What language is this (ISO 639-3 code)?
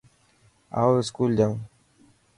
mki